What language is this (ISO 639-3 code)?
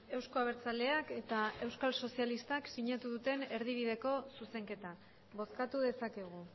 eus